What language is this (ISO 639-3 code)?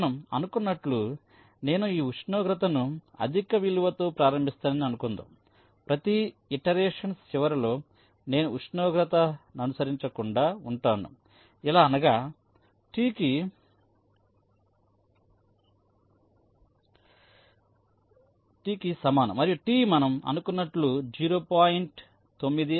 tel